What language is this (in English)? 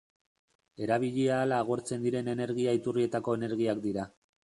Basque